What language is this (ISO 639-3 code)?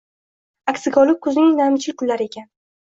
uzb